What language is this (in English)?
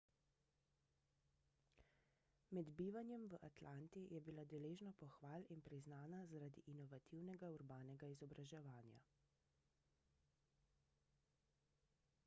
Slovenian